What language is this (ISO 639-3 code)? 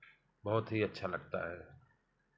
hin